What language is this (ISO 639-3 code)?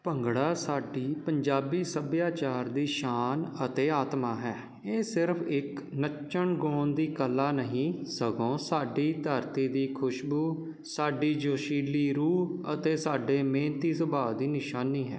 pan